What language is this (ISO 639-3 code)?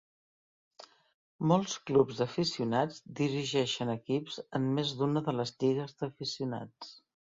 cat